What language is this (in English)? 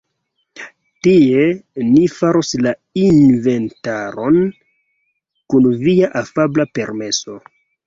Esperanto